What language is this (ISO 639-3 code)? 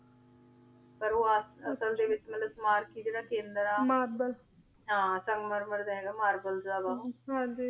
pan